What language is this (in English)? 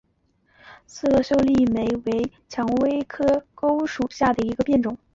Chinese